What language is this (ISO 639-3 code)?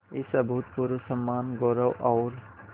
hin